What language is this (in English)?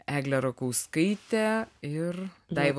Lithuanian